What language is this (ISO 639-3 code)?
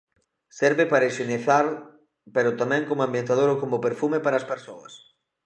glg